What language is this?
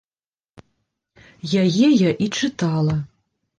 Belarusian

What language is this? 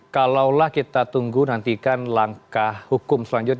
Indonesian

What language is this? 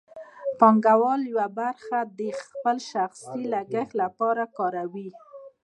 Pashto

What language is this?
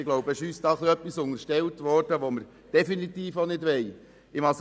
Swiss German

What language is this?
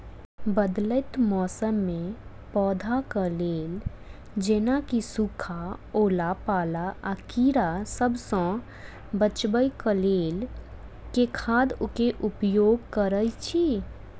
Maithili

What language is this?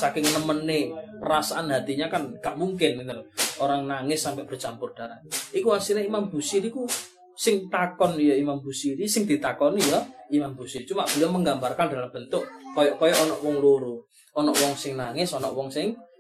Malay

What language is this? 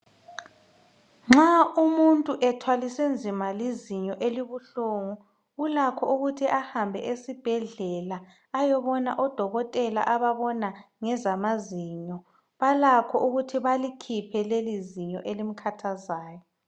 North Ndebele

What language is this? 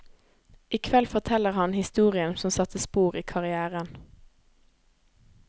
Norwegian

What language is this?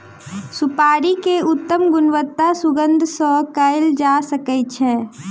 Maithili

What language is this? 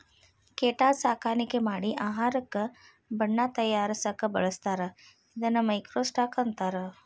Kannada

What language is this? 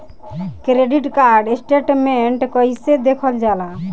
Bhojpuri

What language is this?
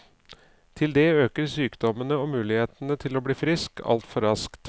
Norwegian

